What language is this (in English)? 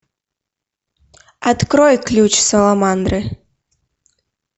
Russian